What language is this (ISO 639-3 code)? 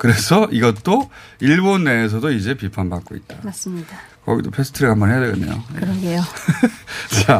kor